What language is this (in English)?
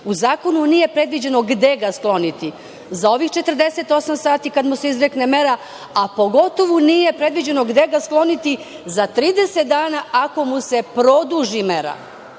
Serbian